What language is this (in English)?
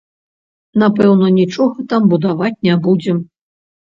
Belarusian